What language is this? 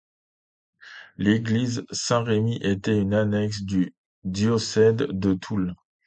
French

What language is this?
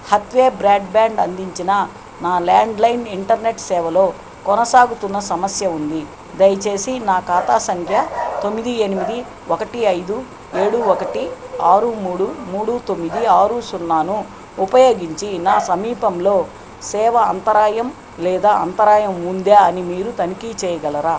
Telugu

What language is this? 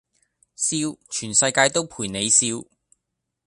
Cantonese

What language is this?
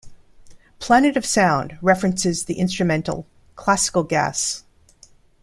English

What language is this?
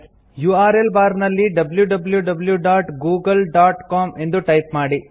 Kannada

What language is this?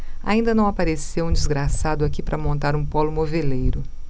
Portuguese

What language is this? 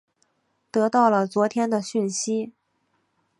Chinese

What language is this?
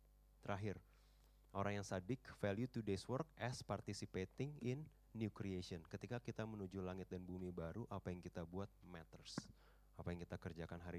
Indonesian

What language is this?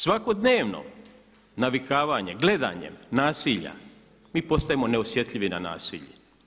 Croatian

